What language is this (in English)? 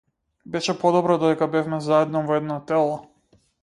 Macedonian